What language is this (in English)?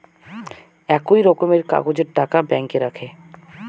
Bangla